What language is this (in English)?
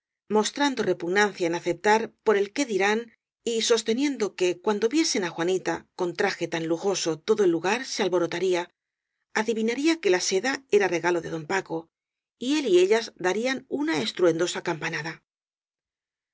Spanish